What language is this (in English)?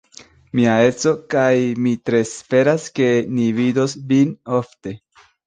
Esperanto